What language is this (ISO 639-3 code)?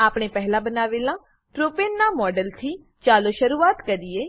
guj